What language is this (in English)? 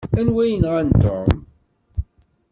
Kabyle